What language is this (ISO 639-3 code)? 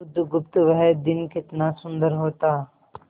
hin